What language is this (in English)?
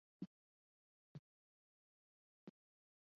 Chinese